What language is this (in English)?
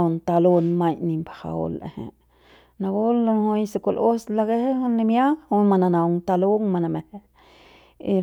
Central Pame